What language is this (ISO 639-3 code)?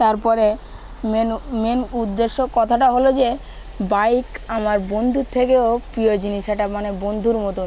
ben